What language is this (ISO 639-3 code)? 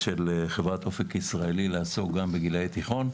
heb